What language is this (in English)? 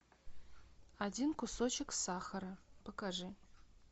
Russian